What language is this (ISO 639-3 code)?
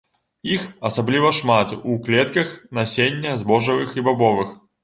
bel